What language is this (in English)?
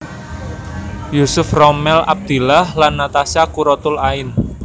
Javanese